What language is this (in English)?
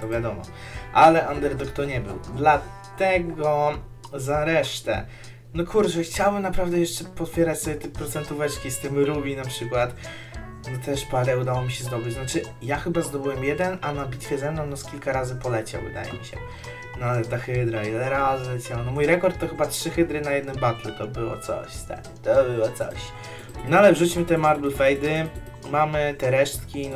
Polish